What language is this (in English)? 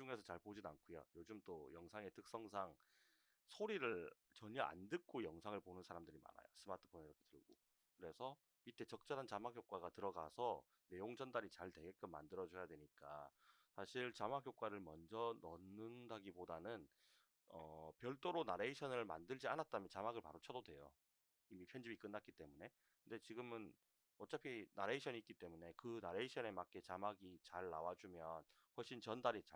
Korean